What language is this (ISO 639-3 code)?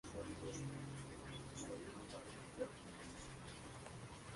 spa